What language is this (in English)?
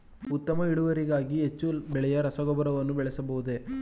Kannada